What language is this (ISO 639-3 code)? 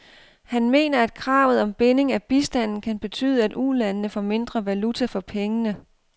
dan